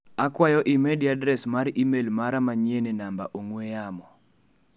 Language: Luo (Kenya and Tanzania)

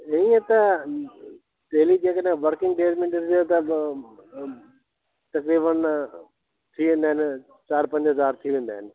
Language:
Sindhi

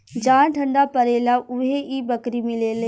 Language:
Bhojpuri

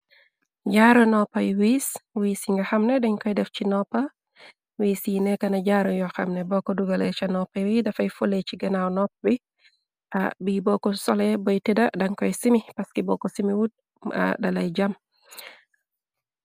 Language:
Wolof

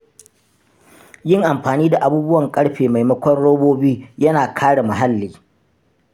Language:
Hausa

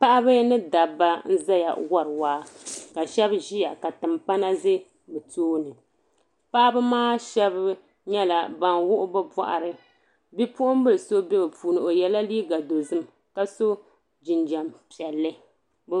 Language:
Dagbani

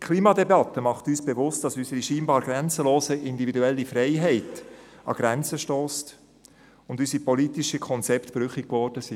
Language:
Swiss German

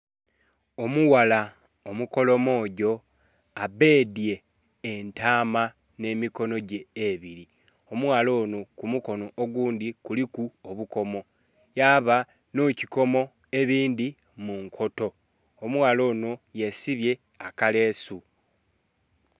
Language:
Soga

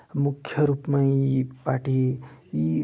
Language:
Nepali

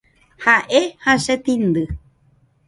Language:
Guarani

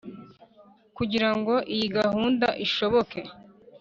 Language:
Kinyarwanda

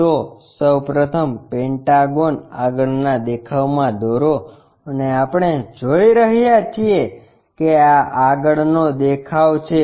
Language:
Gujarati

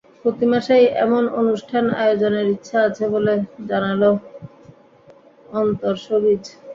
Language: Bangla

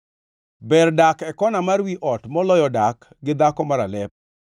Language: Luo (Kenya and Tanzania)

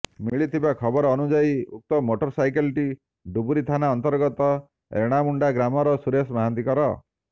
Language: Odia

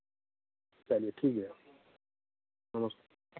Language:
Hindi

